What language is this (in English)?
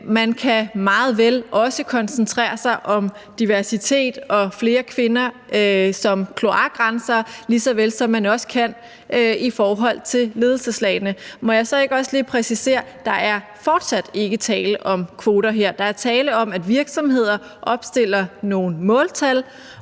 Danish